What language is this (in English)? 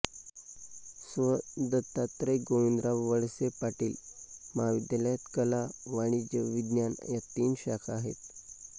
Marathi